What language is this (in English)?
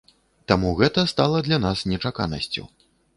Belarusian